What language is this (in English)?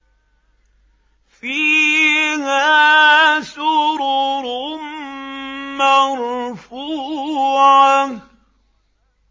Arabic